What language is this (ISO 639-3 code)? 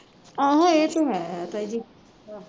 pan